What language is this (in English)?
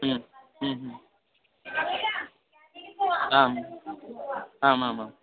Sanskrit